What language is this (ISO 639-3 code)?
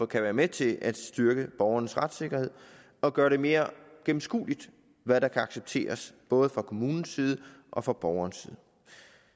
dan